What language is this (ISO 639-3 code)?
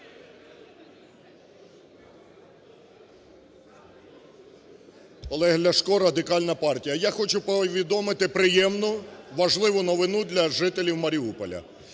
ukr